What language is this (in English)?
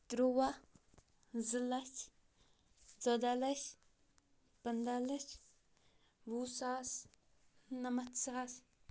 Kashmiri